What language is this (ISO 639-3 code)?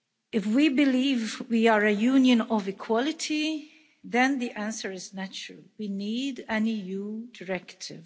eng